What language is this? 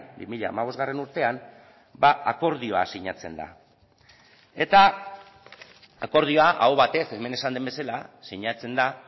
Basque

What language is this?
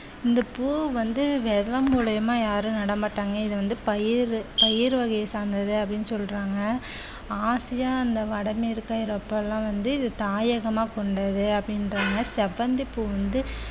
Tamil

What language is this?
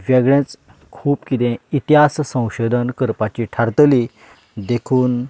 Konkani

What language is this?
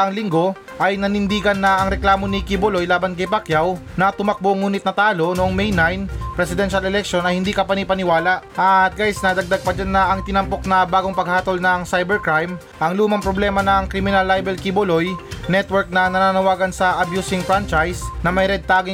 Filipino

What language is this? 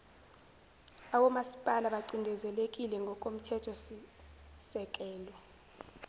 Zulu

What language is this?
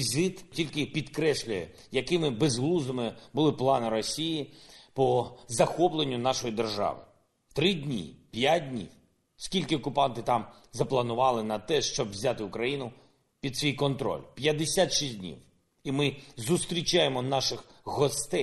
Ukrainian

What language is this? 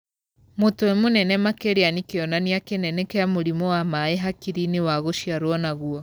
Kikuyu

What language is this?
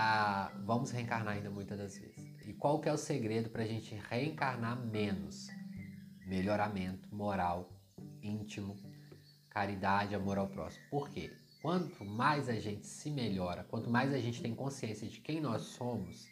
Portuguese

